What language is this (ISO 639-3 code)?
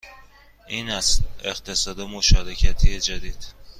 fas